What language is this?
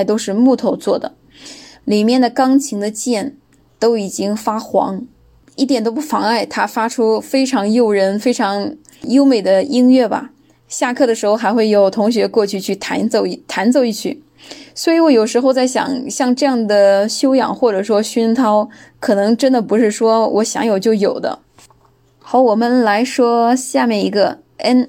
Chinese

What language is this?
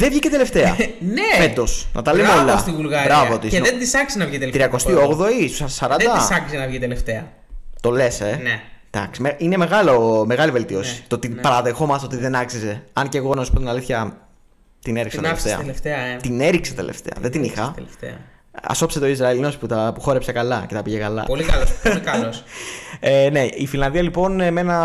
Greek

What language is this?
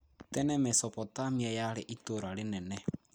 Kikuyu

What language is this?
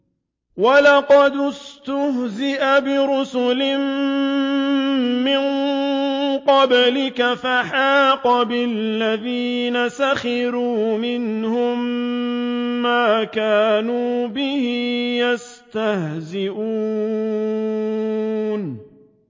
Arabic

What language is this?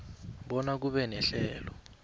South Ndebele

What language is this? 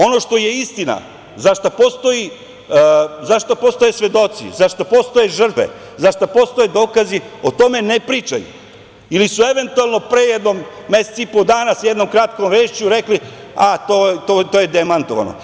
Serbian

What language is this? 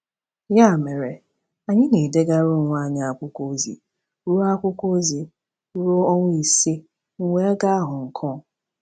Igbo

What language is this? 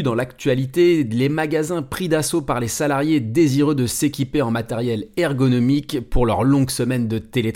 French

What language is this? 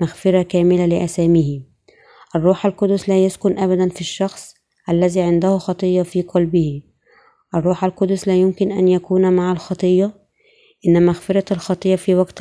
Arabic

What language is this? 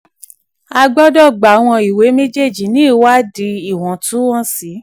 Yoruba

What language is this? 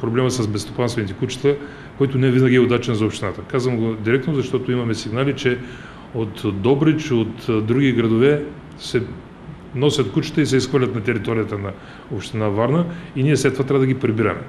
Bulgarian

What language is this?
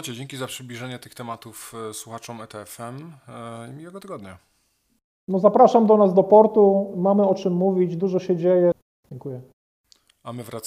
Polish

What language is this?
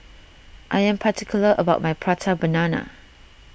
English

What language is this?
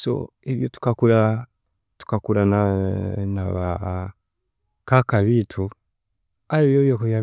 Chiga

